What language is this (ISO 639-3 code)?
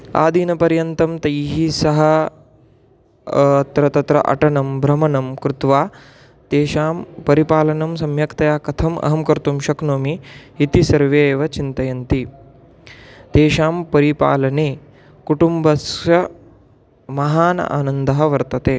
san